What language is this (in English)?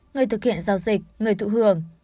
Vietnamese